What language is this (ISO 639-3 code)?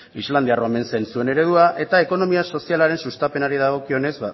eus